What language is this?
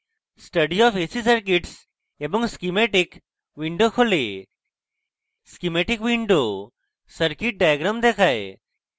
Bangla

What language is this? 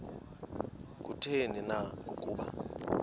Xhosa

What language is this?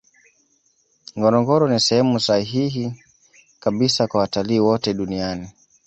Swahili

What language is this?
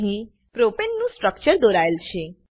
Gujarati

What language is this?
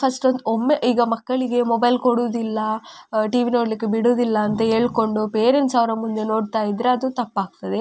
Kannada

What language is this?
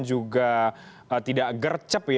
Indonesian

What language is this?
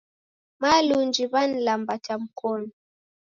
Taita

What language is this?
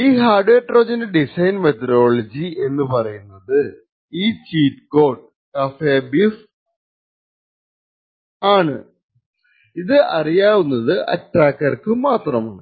Malayalam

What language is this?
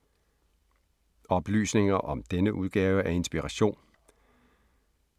Danish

